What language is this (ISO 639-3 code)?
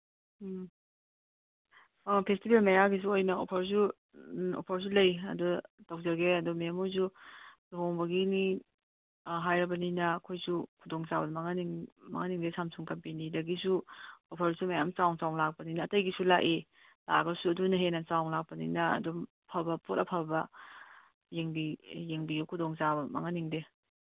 mni